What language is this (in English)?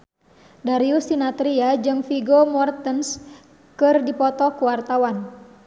Sundanese